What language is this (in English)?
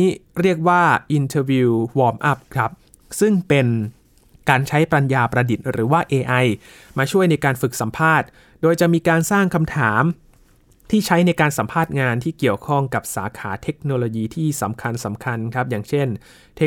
Thai